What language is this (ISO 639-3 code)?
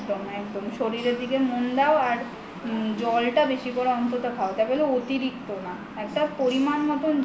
ben